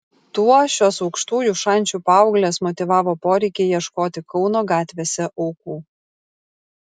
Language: Lithuanian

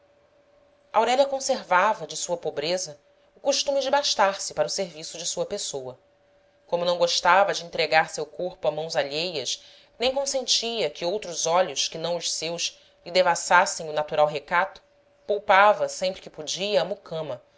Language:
Portuguese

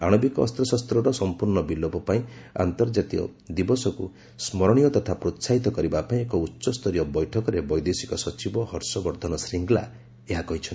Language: Odia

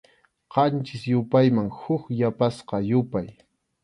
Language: Arequipa-La Unión Quechua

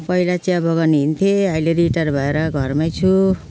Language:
Nepali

